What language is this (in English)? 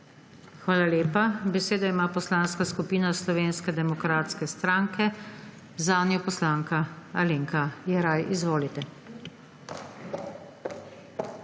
Slovenian